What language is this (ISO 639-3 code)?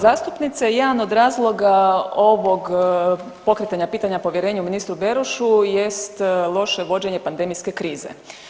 hrv